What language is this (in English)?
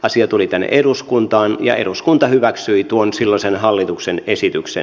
Finnish